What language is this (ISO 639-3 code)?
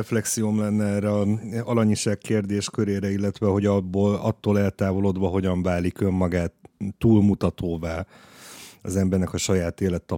hun